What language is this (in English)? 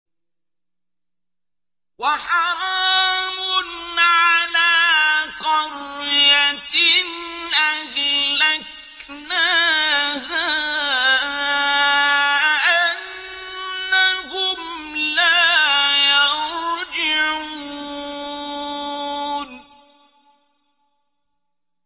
Arabic